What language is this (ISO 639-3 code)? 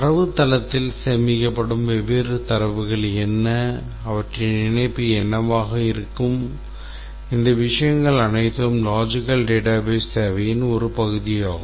tam